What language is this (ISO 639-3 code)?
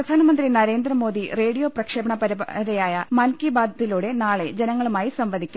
mal